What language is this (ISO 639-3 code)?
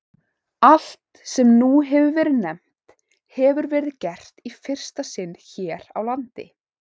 isl